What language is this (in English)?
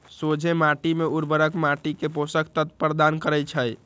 Magahi